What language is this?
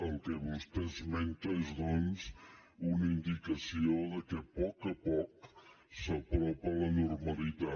Catalan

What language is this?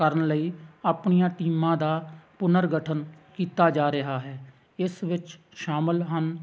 Punjabi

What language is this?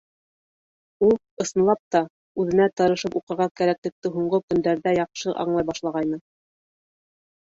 Bashkir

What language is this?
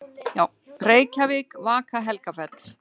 Icelandic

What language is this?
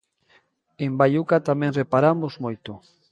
Galician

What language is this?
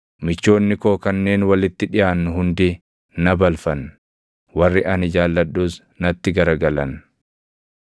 Oromo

